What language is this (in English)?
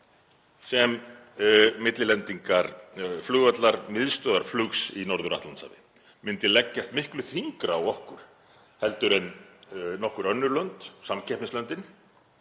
Icelandic